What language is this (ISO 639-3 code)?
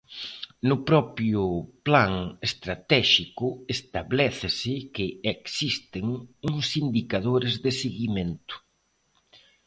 glg